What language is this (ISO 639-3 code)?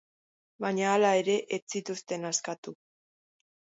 eus